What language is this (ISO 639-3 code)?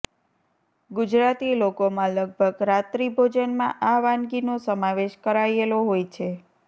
guj